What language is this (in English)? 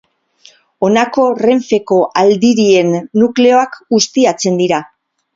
Basque